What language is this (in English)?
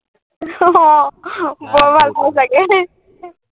Assamese